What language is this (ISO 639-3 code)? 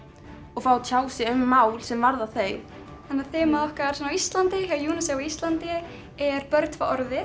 isl